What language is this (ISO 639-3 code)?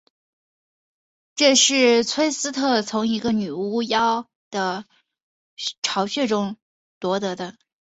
zho